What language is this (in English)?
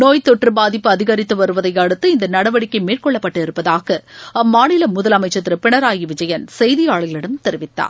Tamil